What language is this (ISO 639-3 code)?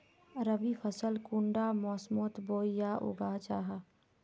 mag